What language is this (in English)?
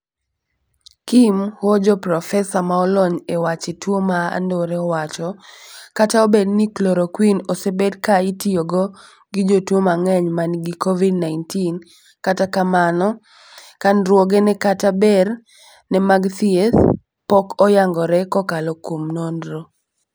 Luo (Kenya and Tanzania)